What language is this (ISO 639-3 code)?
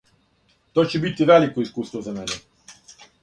srp